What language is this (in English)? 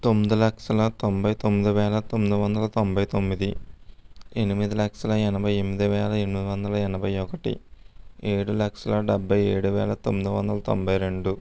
Telugu